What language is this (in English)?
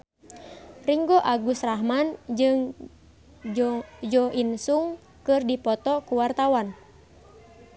Sundanese